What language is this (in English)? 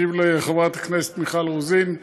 Hebrew